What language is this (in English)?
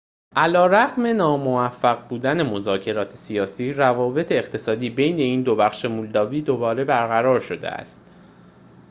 Persian